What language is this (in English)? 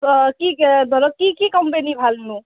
Assamese